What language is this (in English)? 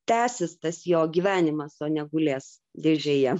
Lithuanian